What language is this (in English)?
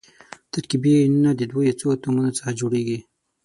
Pashto